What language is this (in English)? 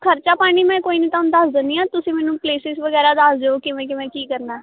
Punjabi